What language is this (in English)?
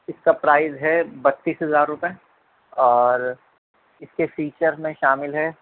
Urdu